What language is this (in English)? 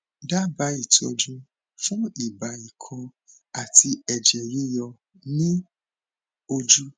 Yoruba